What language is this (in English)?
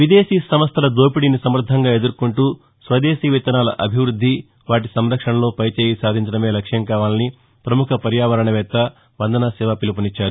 Telugu